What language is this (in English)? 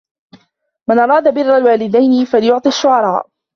Arabic